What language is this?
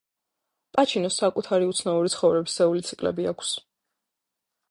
Georgian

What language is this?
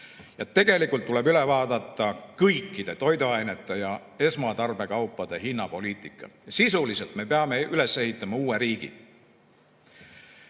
Estonian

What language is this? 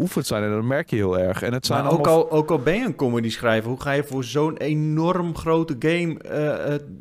Dutch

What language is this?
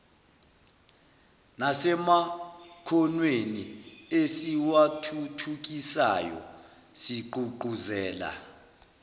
Zulu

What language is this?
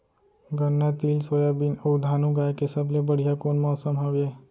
Chhattisgarhi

